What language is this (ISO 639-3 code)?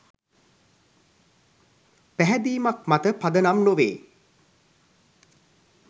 sin